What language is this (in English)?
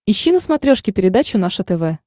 Russian